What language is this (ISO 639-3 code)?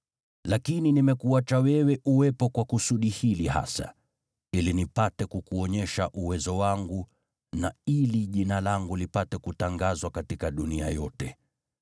swa